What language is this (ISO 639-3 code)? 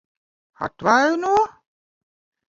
lav